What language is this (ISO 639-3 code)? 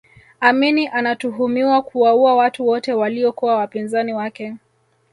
swa